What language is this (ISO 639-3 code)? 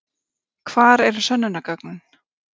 isl